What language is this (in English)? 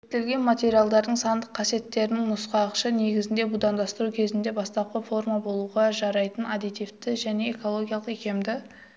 Kazakh